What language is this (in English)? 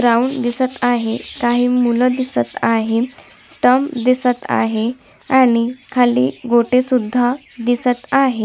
Marathi